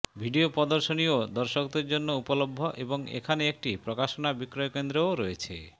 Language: Bangla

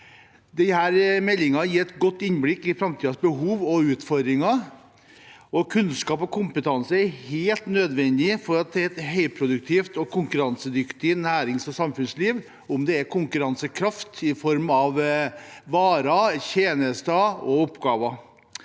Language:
Norwegian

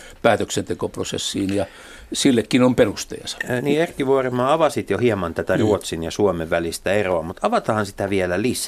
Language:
Finnish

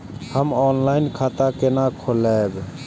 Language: Maithili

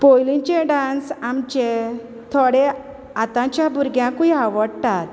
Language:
Konkani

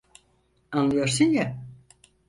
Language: Turkish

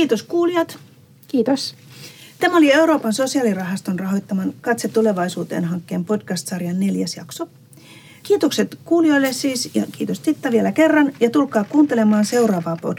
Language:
Finnish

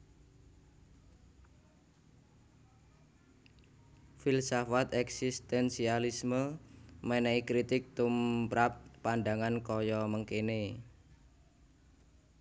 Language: Javanese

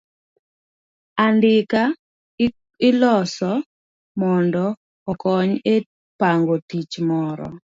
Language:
Luo (Kenya and Tanzania)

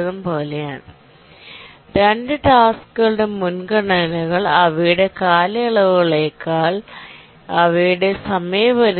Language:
Malayalam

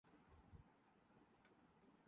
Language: Urdu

